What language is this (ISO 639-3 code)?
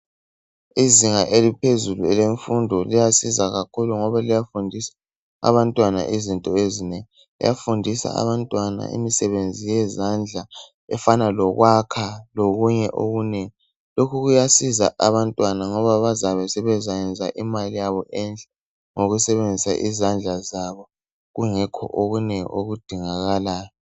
nde